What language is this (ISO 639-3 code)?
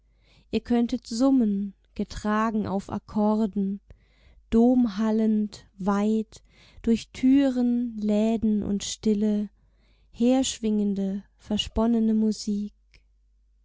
deu